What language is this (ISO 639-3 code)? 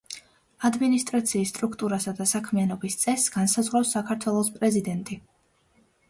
kat